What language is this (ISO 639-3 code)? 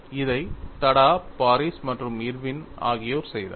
tam